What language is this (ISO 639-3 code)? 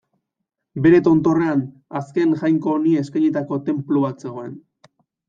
eus